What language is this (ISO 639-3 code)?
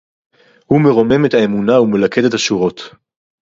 heb